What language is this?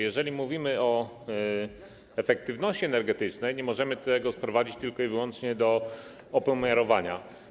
Polish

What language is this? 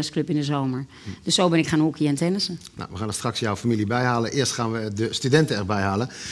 Dutch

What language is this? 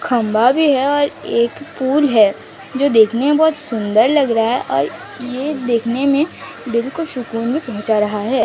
Hindi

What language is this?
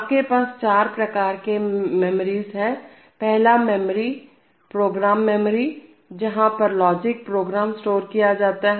Hindi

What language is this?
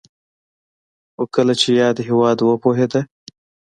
Pashto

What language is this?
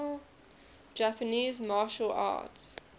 English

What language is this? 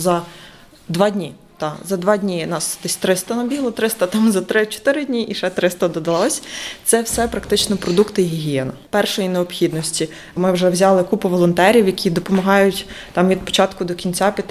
Ukrainian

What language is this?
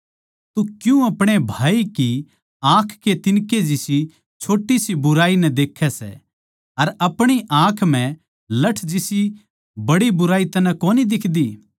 Haryanvi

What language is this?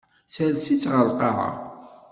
Kabyle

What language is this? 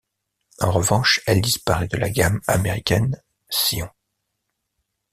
French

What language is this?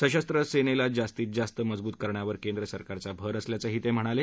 Marathi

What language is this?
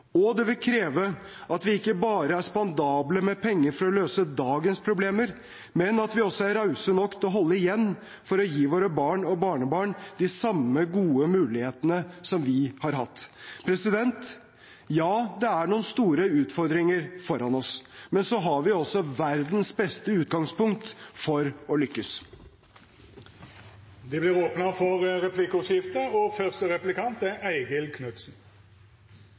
Norwegian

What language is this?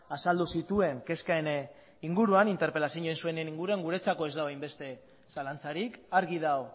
Basque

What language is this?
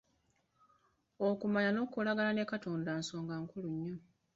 Ganda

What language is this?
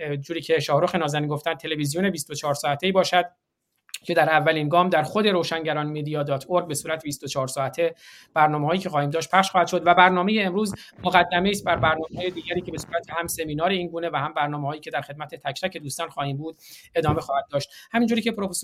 Persian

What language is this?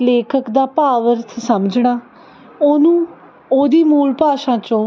Punjabi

